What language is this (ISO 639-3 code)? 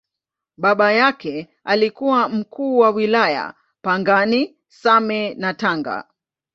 swa